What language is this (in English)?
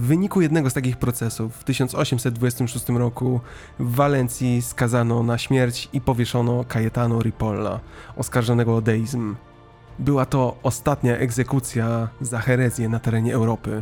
Polish